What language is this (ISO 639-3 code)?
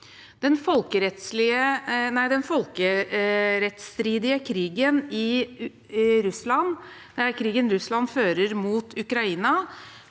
nor